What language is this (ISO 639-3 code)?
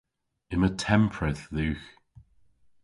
cor